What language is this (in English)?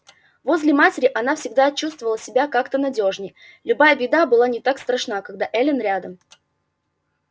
Russian